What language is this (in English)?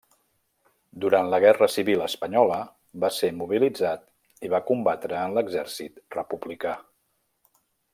Catalan